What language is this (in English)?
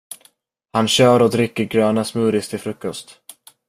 Swedish